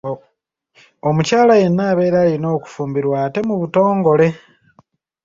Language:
Ganda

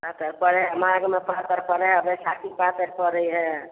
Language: Maithili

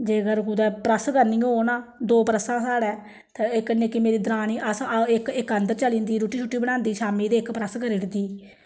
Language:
Dogri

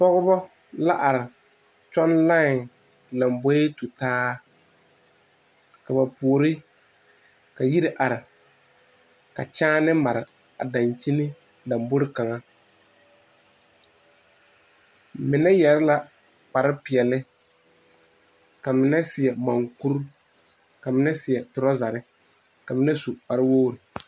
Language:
Southern Dagaare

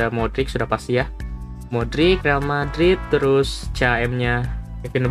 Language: Indonesian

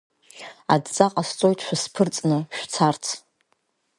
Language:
Abkhazian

